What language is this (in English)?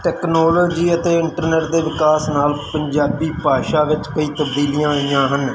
Punjabi